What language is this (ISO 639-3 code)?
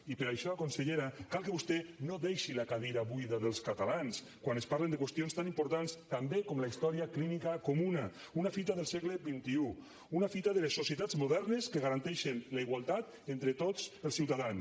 cat